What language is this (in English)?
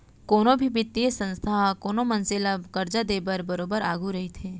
Chhattisgarhi